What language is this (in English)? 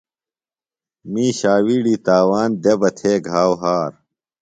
Phalura